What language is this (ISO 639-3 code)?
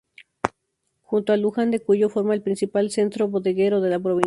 spa